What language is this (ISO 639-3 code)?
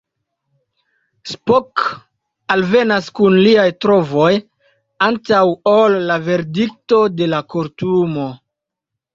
epo